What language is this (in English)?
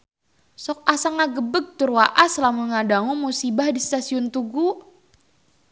Sundanese